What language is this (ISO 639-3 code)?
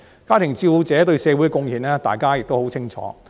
yue